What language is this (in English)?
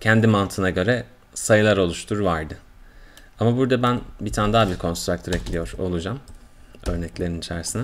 Turkish